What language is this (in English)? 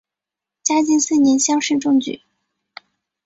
Chinese